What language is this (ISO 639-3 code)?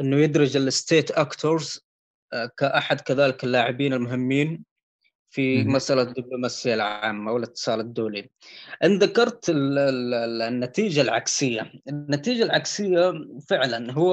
ara